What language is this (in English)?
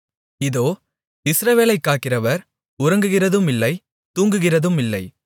Tamil